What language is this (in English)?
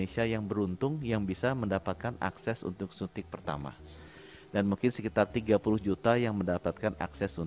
Indonesian